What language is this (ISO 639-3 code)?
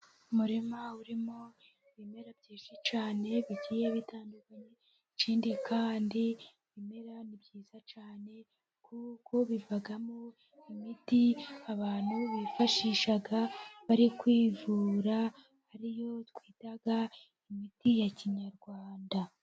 kin